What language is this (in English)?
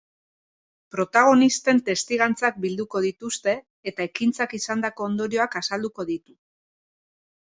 Basque